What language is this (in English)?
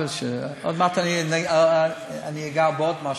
Hebrew